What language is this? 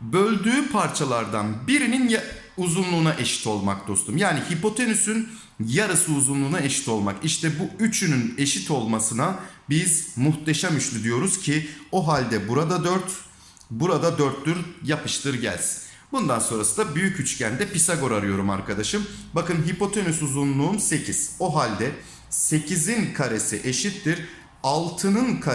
Turkish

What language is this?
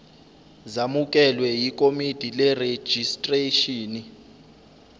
Zulu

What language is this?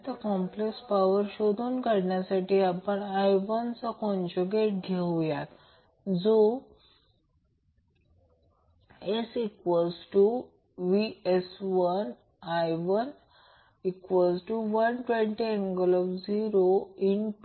Marathi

